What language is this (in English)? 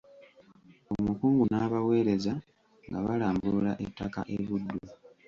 Ganda